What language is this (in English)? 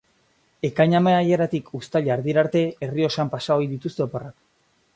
Basque